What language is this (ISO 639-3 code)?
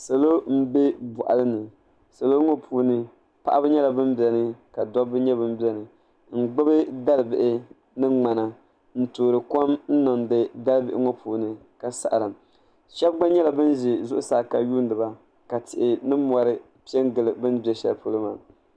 dag